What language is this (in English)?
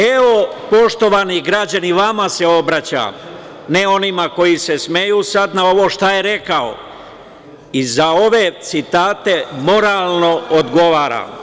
Serbian